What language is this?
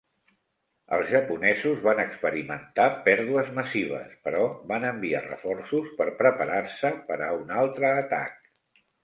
Catalan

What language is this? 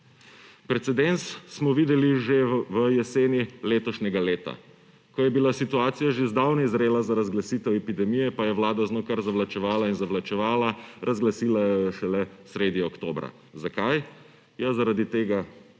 Slovenian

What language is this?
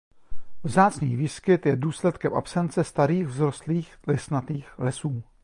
Czech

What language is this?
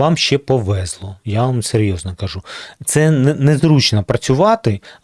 Ukrainian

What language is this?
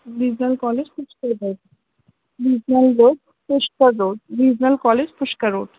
Sindhi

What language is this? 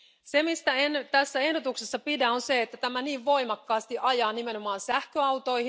Finnish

